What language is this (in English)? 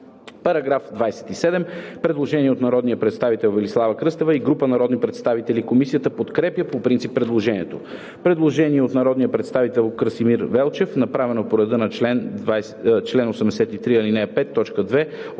Bulgarian